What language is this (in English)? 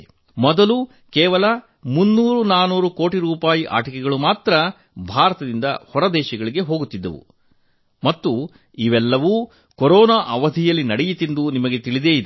Kannada